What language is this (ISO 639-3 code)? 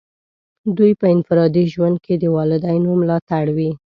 pus